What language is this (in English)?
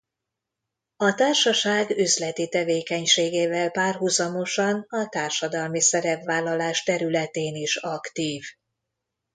Hungarian